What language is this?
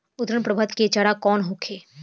Bhojpuri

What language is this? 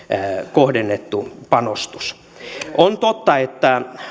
Finnish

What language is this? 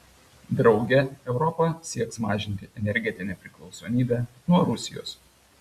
Lithuanian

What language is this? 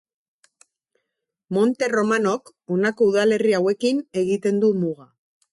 Basque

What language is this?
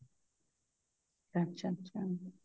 Punjabi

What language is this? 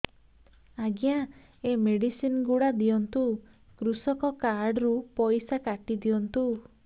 Odia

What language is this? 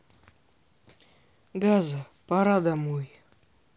Russian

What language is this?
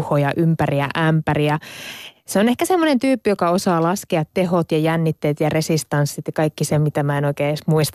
Finnish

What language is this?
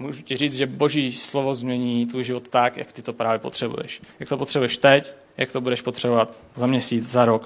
Czech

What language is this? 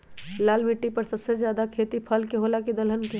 Magahi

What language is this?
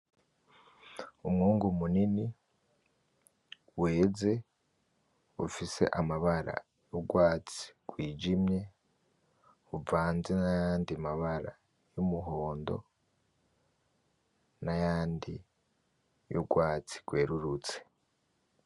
Rundi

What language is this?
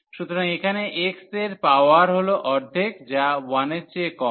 Bangla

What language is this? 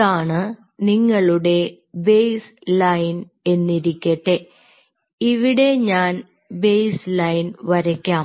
Malayalam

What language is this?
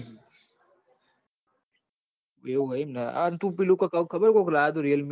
Gujarati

